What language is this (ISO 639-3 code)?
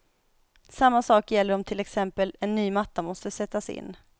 swe